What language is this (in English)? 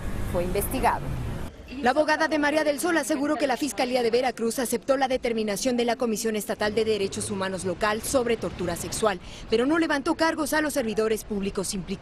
Spanish